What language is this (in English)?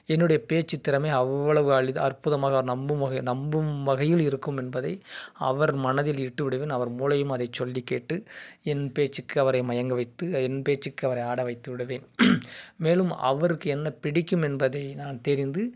Tamil